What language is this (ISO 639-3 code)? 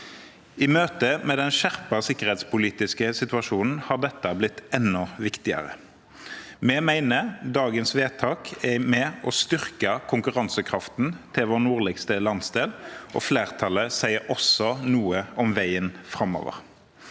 nor